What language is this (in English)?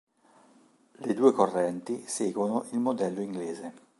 Italian